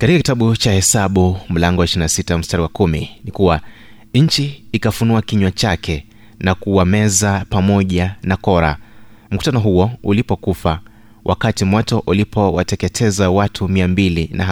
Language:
Swahili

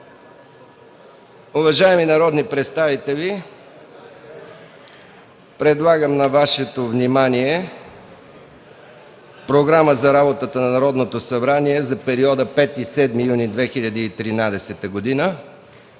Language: Bulgarian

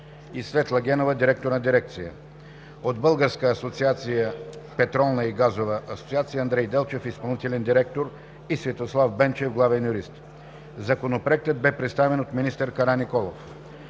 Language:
Bulgarian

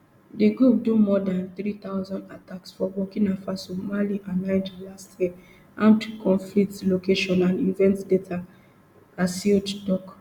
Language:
Nigerian Pidgin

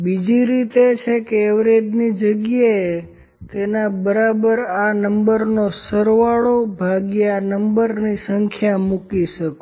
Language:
Gujarati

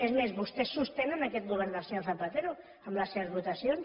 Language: Catalan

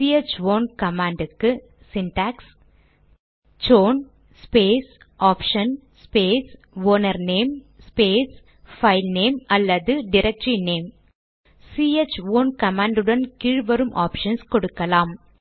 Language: Tamil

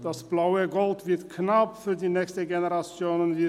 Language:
Swiss German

